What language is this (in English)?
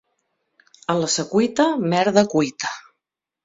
Catalan